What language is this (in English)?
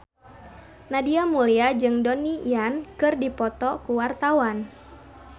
Sundanese